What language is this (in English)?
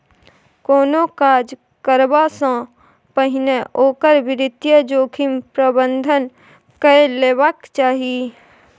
Maithili